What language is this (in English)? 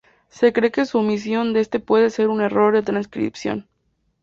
Spanish